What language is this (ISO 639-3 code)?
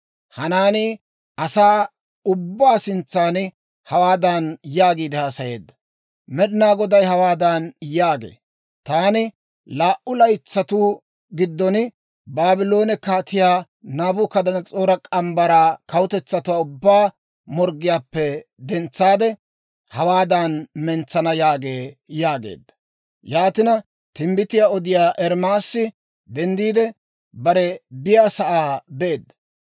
dwr